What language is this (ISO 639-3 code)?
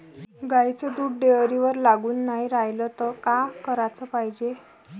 mar